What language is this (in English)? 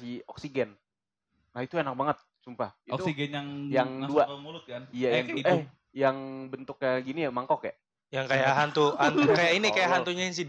Indonesian